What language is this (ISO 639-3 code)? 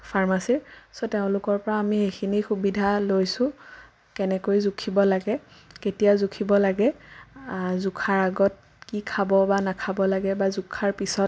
asm